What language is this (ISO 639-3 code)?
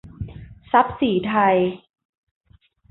tha